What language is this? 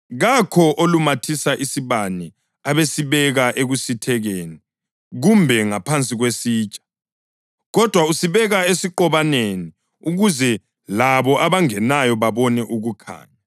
North Ndebele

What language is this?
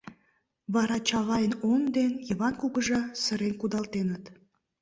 Mari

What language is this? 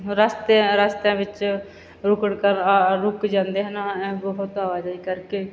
Punjabi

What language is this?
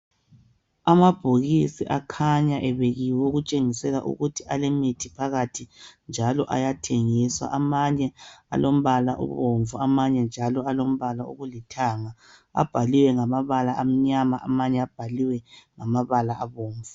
North Ndebele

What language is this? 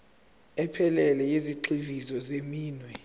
Zulu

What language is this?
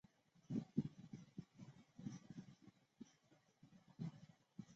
Chinese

